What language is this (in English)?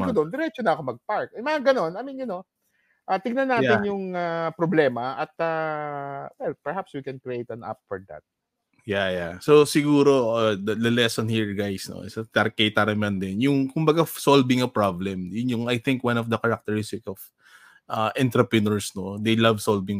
Filipino